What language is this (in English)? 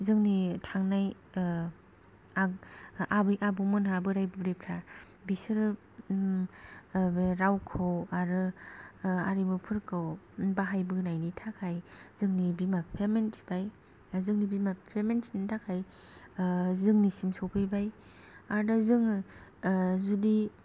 Bodo